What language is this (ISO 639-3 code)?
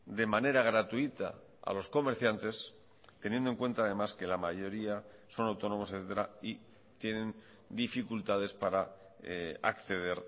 spa